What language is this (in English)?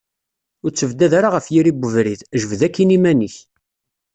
Kabyle